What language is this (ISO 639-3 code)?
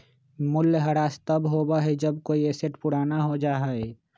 mag